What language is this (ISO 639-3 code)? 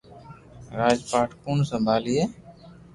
lrk